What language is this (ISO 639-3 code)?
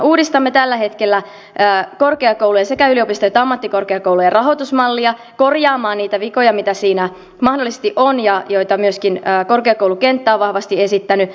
fin